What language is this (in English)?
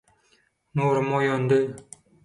Turkmen